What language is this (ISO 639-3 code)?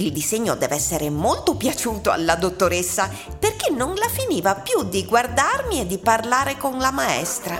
ita